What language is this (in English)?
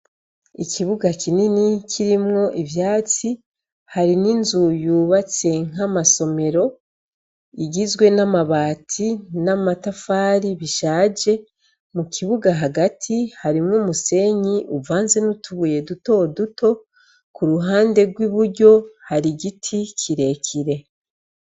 Rundi